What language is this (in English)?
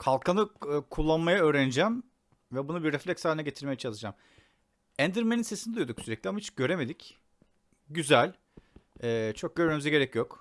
Turkish